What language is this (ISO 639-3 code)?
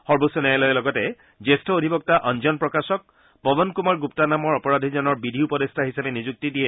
asm